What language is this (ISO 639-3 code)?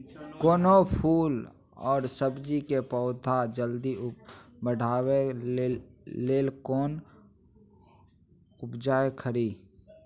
mai